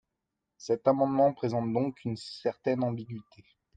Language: French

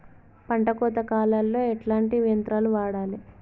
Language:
Telugu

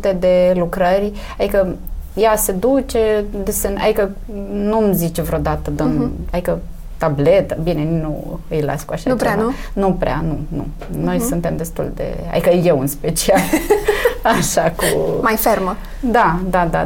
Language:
Romanian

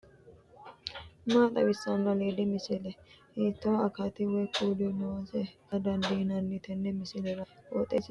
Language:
Sidamo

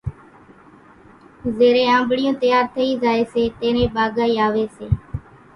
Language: Kachi Koli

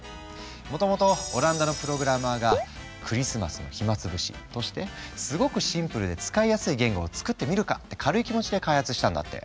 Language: Japanese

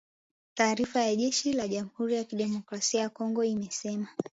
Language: Swahili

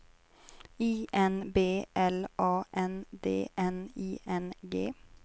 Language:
Swedish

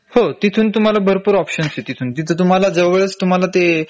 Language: Marathi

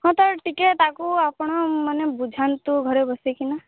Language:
Odia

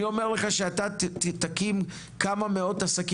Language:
Hebrew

